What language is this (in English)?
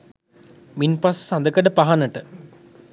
Sinhala